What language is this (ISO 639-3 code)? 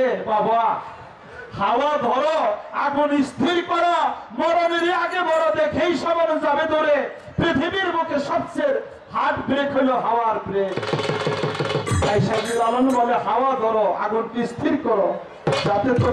tur